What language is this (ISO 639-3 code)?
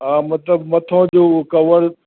snd